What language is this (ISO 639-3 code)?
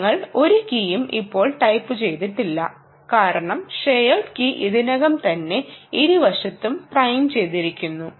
mal